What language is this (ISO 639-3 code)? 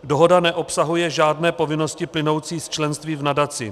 ces